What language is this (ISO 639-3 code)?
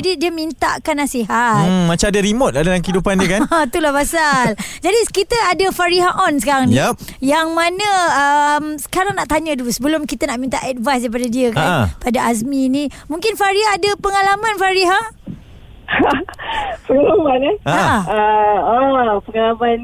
msa